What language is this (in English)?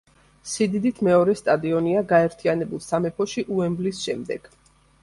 Georgian